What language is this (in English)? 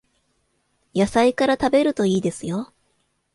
Japanese